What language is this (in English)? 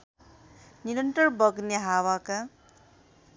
Nepali